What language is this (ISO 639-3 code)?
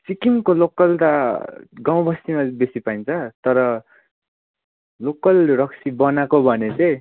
nep